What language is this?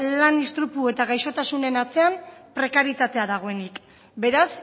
Basque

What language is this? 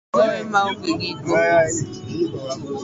Luo (Kenya and Tanzania)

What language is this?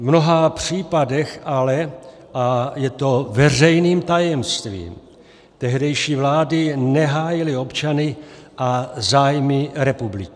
Czech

